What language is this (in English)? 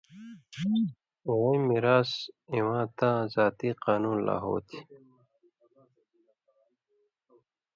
Indus Kohistani